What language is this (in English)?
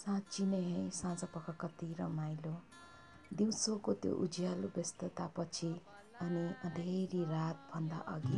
Romanian